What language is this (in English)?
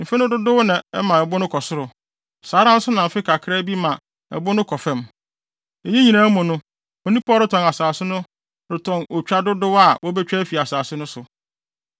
Akan